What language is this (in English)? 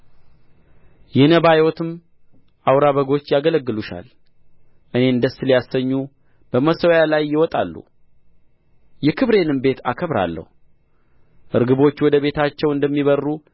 Amharic